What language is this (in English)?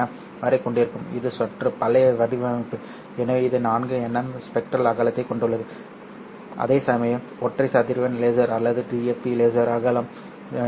Tamil